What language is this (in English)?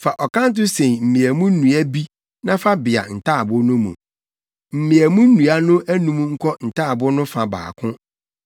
Akan